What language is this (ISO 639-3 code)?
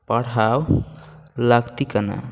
sat